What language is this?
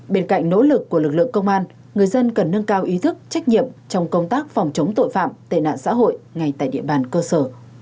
Vietnamese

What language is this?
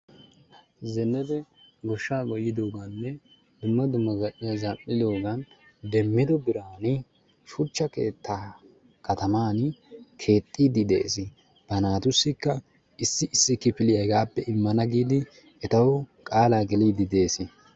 Wolaytta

